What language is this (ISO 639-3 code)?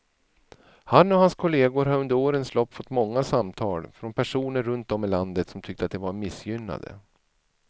swe